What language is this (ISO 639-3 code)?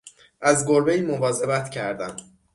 fas